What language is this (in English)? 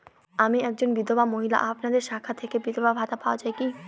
Bangla